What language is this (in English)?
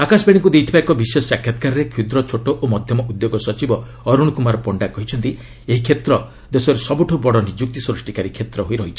Odia